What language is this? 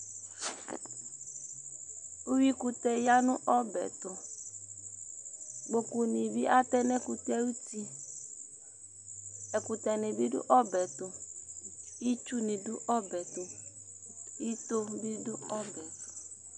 Ikposo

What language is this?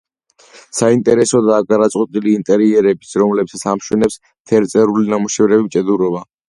Georgian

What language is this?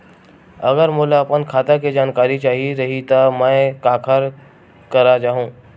Chhattisgarhi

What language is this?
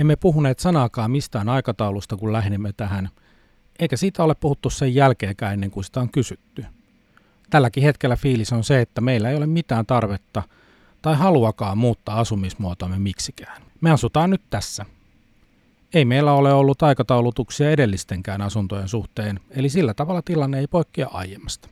Finnish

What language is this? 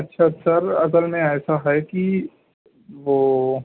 Urdu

